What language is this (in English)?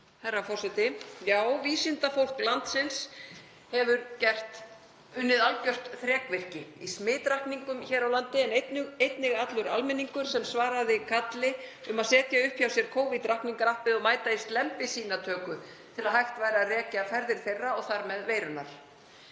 Icelandic